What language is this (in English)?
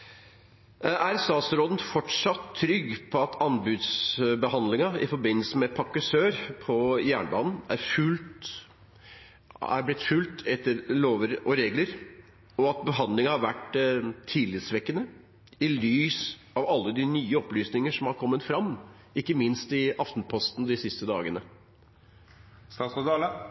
Norwegian